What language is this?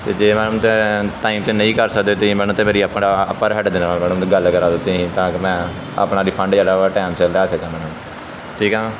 Punjabi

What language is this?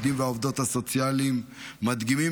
Hebrew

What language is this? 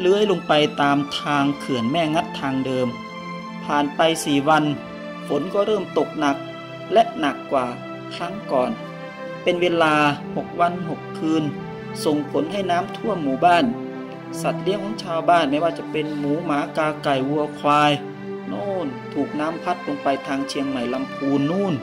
Thai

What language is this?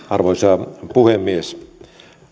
Finnish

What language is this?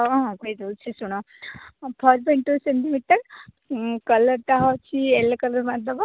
Odia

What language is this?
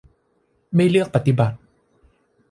Thai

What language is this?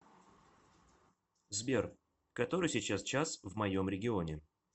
Russian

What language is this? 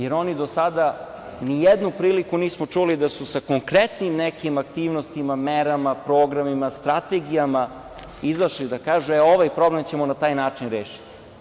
Serbian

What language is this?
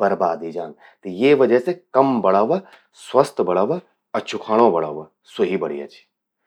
Garhwali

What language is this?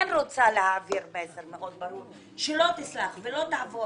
Hebrew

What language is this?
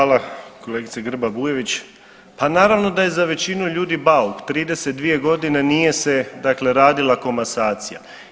Croatian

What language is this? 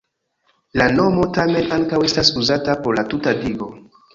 Esperanto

